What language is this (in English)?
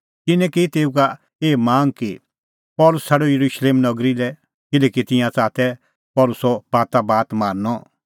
Kullu Pahari